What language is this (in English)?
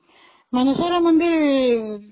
Odia